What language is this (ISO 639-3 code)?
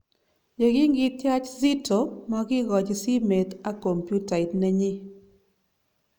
kln